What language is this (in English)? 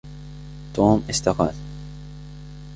Arabic